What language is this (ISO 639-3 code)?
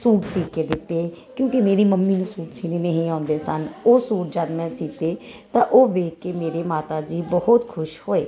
pan